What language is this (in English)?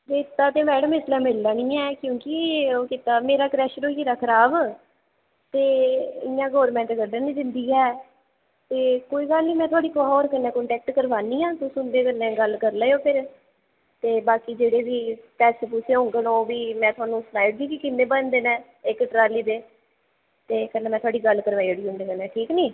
Dogri